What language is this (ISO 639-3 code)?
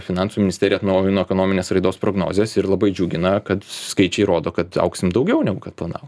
lit